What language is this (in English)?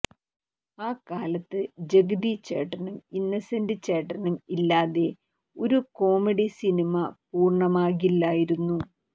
Malayalam